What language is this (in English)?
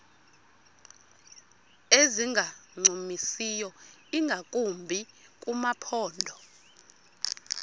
Xhosa